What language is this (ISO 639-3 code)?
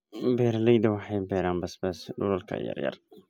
som